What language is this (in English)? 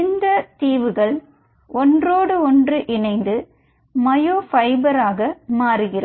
Tamil